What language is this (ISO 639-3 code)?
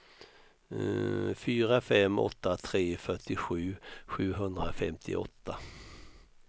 swe